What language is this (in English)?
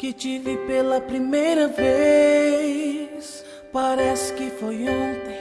Spanish